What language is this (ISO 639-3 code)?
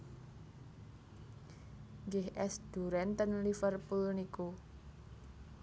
jav